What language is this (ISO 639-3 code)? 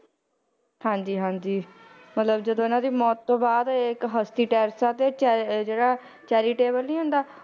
pan